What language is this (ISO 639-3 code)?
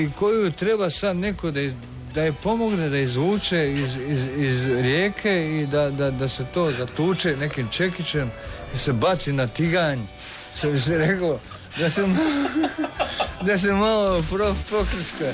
hrv